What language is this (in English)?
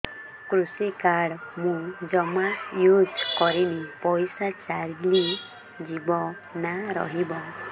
Odia